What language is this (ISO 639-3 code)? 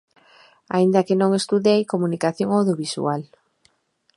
glg